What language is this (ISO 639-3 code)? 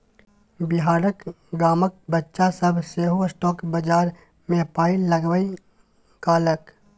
mai